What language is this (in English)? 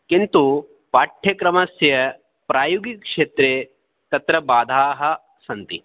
Sanskrit